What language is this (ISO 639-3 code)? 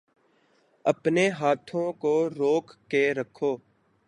urd